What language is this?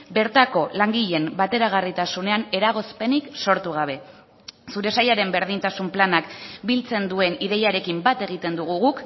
Basque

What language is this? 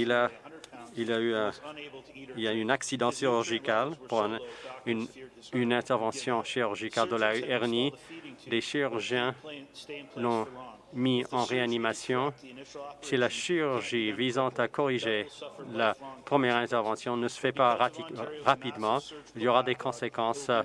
French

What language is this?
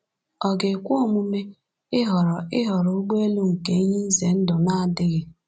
Igbo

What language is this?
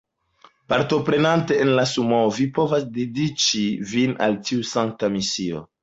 Esperanto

